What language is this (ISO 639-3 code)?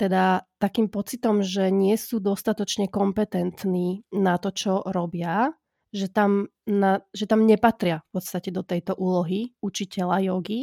slk